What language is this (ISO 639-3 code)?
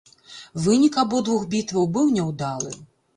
bel